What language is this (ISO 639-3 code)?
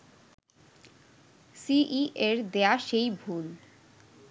ben